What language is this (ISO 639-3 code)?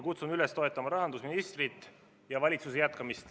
est